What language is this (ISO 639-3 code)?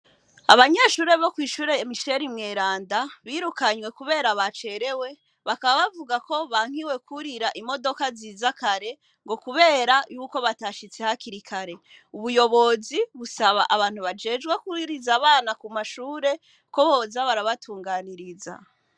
run